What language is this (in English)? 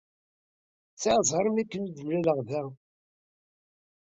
Kabyle